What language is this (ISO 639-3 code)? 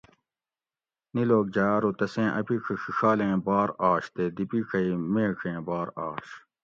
gwc